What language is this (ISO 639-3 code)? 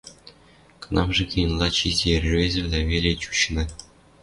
mrj